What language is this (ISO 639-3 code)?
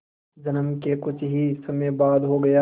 hin